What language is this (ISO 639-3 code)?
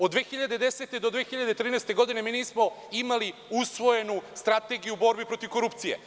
srp